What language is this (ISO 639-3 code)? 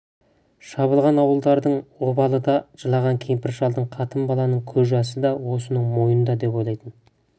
kaz